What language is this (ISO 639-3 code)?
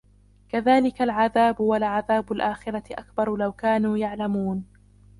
ara